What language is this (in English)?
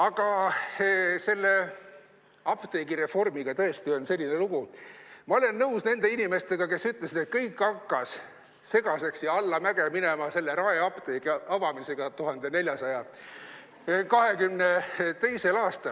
Estonian